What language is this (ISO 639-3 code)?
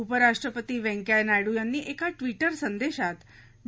mar